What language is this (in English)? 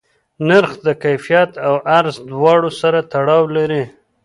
Pashto